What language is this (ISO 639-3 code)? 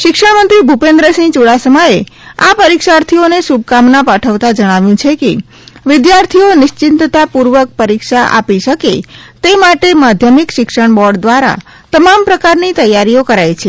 guj